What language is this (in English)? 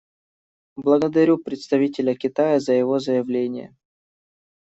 Russian